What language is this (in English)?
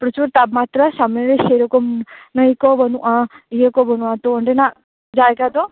Santali